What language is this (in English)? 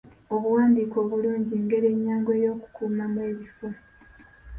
Ganda